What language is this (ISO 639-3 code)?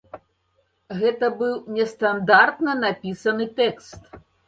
bel